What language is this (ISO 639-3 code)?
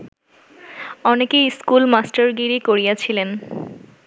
ben